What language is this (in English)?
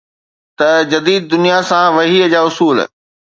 Sindhi